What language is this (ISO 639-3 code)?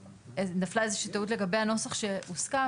heb